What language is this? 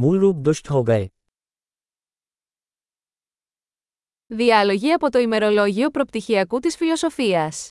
Greek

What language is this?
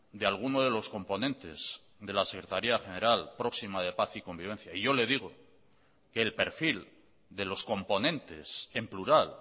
Spanish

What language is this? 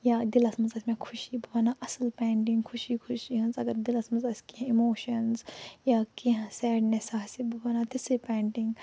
Kashmiri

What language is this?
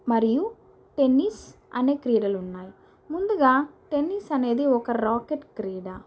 Telugu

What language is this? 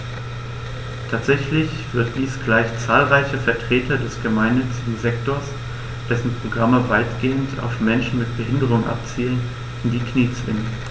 German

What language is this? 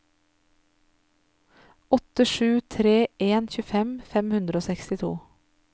Norwegian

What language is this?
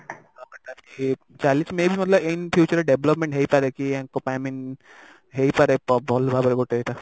Odia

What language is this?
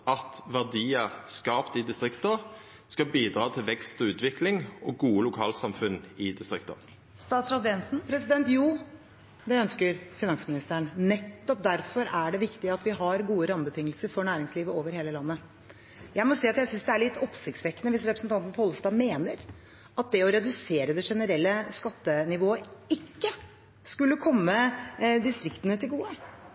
Norwegian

